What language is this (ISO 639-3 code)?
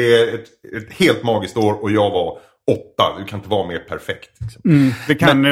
swe